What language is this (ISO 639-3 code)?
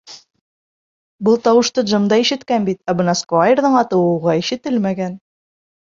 bak